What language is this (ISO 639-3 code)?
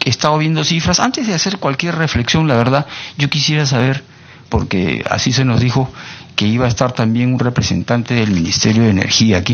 spa